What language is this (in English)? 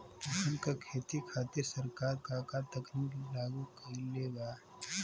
Bhojpuri